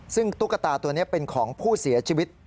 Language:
Thai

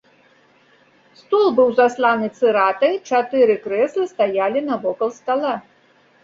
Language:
Belarusian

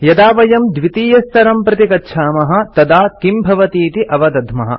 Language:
Sanskrit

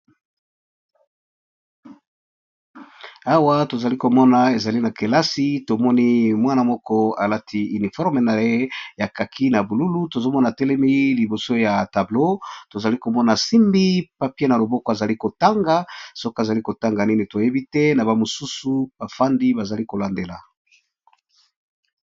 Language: Lingala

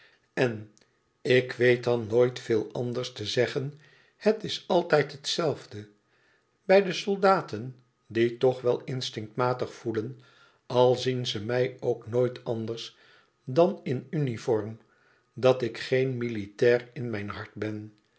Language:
Dutch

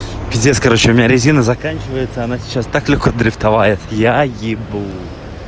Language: Russian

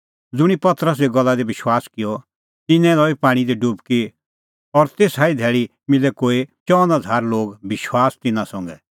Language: Kullu Pahari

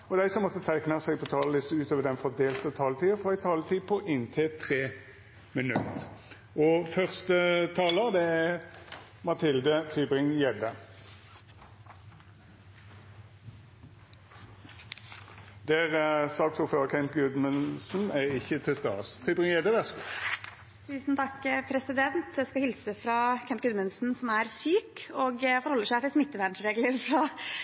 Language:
Norwegian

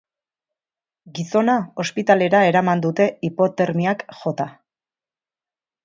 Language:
Basque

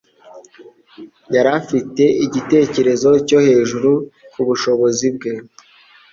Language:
Kinyarwanda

